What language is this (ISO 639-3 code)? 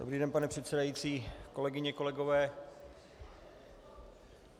ces